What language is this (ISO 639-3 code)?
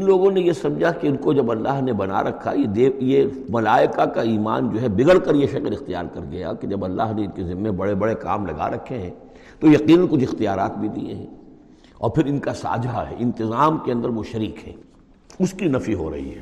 urd